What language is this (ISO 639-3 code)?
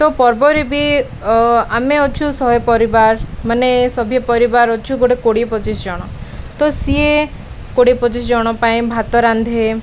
ori